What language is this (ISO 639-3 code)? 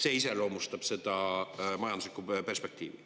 est